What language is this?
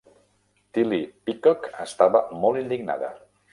Catalan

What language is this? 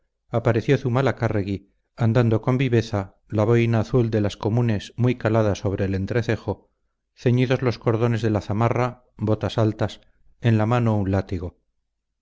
Spanish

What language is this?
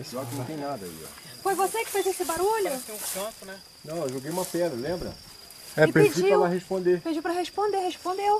Portuguese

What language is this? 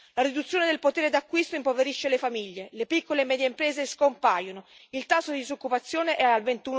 Italian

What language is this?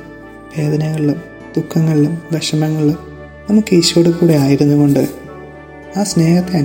Malayalam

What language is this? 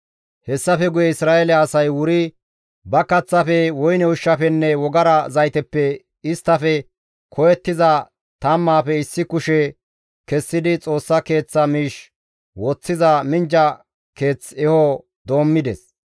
Gamo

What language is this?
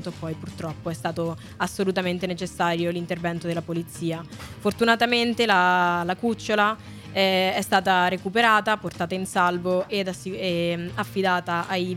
Italian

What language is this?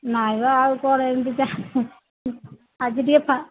Odia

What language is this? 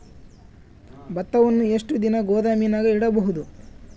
Kannada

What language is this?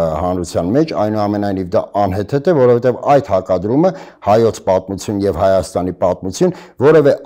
Turkish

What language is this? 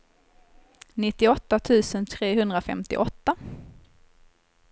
Swedish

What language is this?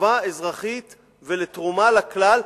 Hebrew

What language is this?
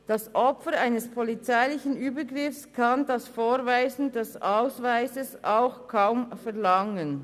Swiss German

